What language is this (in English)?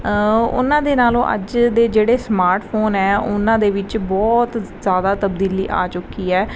Punjabi